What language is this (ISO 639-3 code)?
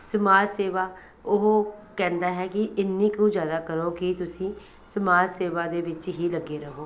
pan